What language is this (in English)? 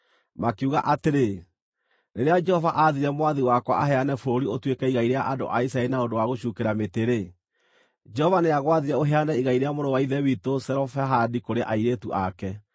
Kikuyu